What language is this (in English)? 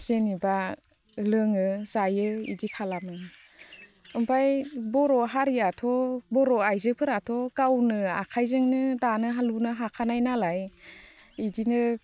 Bodo